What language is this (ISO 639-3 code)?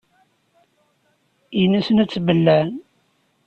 kab